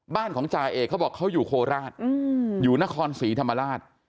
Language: Thai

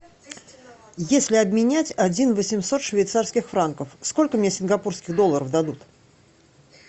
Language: Russian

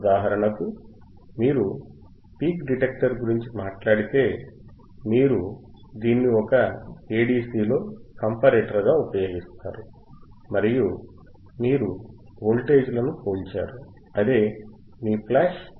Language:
Telugu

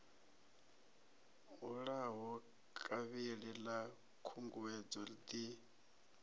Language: Venda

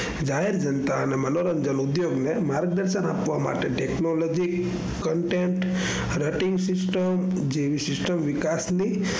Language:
Gujarati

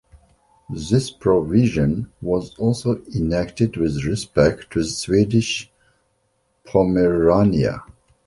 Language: English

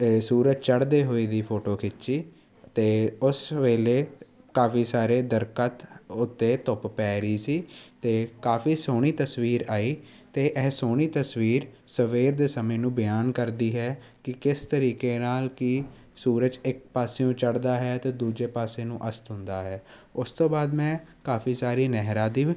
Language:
Punjabi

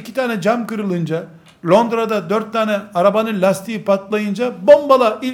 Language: Turkish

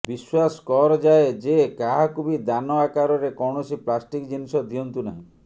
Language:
Odia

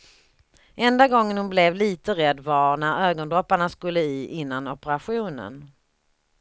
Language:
Swedish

